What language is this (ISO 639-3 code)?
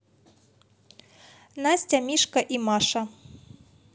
rus